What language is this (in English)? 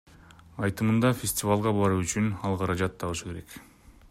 Kyrgyz